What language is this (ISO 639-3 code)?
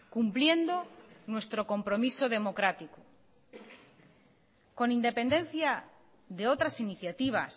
spa